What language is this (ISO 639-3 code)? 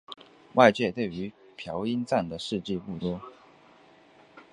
zho